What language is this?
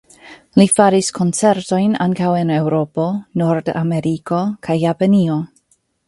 Esperanto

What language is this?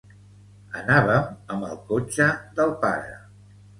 Catalan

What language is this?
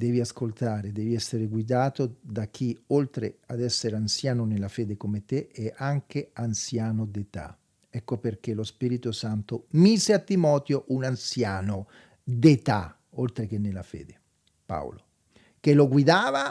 Italian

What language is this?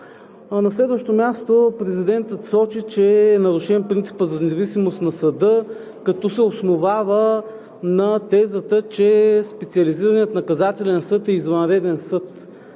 Bulgarian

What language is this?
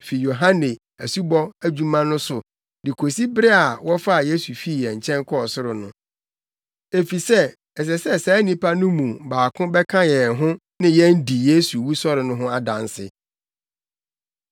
Akan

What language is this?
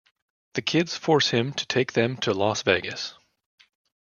English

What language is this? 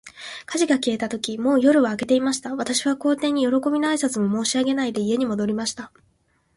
Japanese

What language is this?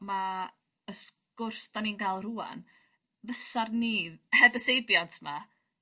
Welsh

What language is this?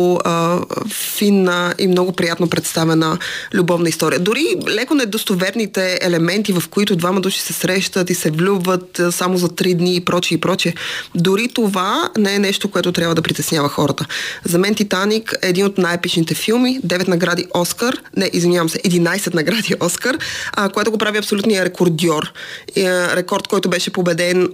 Bulgarian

